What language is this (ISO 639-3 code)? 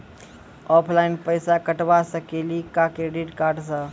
mai